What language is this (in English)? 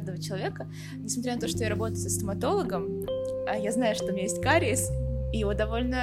Russian